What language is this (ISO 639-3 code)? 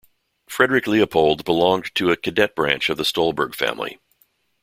eng